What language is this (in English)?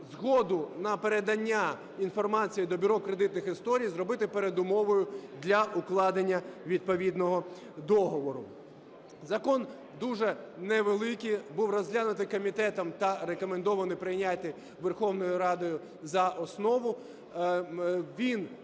Ukrainian